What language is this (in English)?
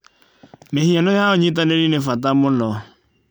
Kikuyu